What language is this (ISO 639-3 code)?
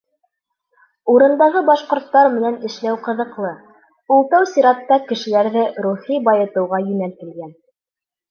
bak